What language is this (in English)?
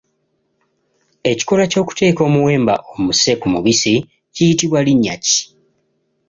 Ganda